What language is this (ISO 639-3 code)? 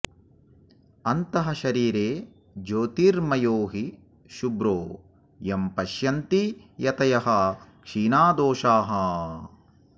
san